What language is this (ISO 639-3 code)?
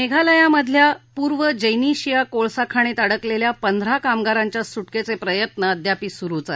mar